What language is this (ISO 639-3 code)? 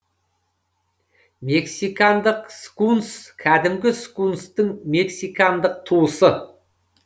kaz